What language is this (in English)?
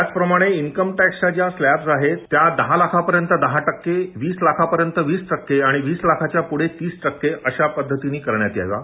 Marathi